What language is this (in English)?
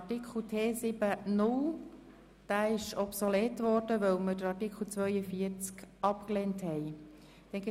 Swiss German